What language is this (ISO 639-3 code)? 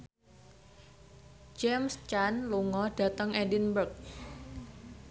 jav